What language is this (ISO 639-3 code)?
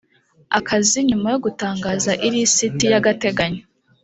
kin